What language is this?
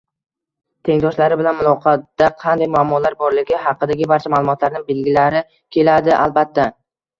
Uzbek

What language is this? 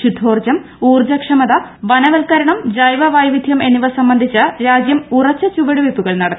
Malayalam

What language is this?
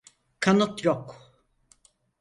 Turkish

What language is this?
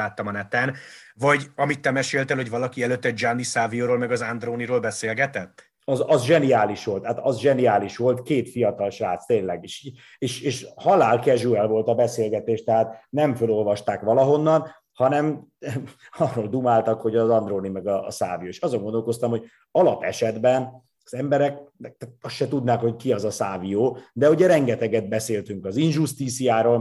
Hungarian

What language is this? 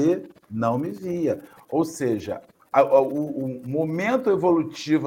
Portuguese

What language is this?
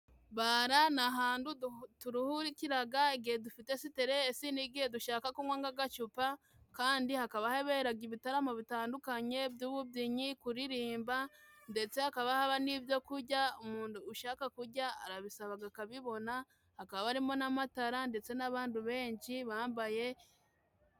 Kinyarwanda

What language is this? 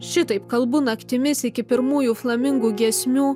Lithuanian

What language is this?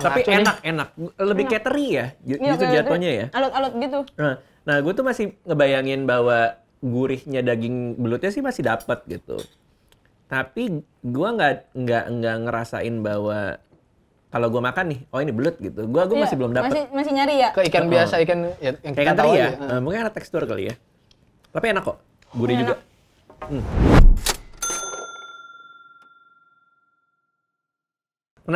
Indonesian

